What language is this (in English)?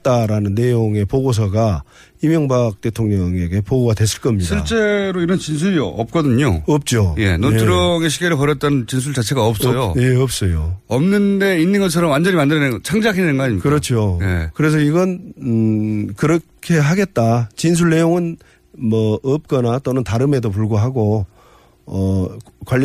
Korean